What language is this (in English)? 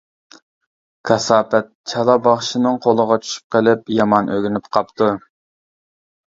Uyghur